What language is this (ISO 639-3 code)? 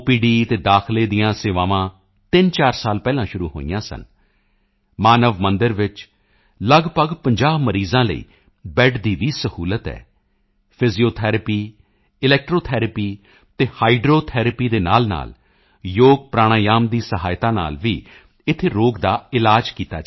pan